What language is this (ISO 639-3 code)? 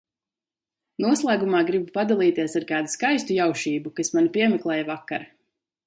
lav